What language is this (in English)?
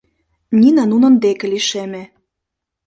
Mari